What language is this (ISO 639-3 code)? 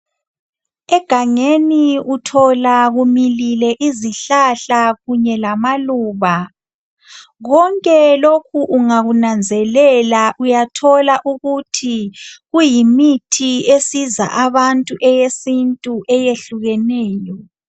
nde